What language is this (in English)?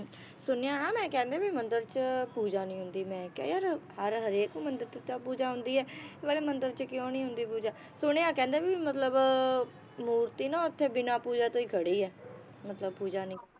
Punjabi